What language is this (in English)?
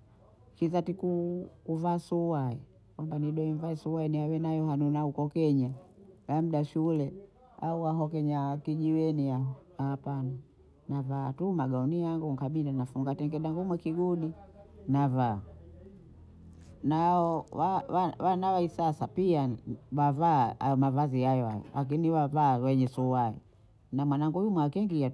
Bondei